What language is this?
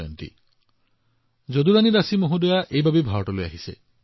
Assamese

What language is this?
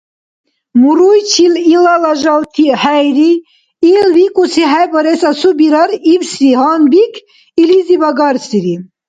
Dargwa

